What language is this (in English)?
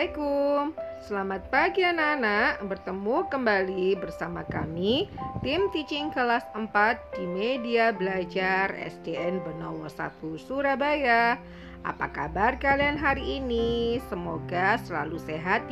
Indonesian